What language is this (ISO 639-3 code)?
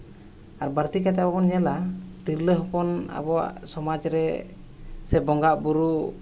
sat